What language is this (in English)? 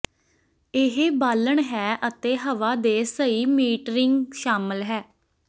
Punjabi